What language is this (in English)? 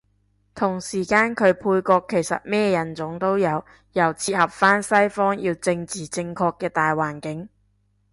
Cantonese